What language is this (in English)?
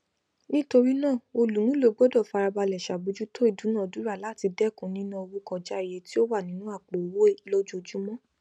Yoruba